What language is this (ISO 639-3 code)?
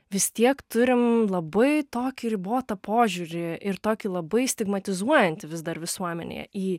lit